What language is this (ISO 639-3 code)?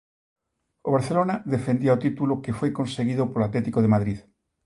glg